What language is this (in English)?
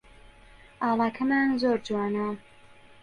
Central Kurdish